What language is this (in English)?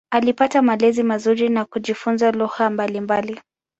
Swahili